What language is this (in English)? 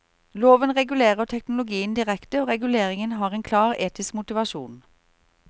Norwegian